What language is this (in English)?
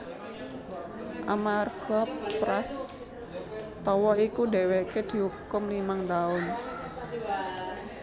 Javanese